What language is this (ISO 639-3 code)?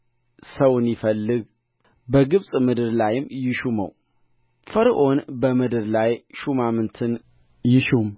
amh